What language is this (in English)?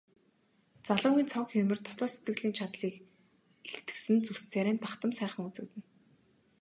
Mongolian